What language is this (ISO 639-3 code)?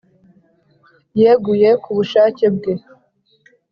kin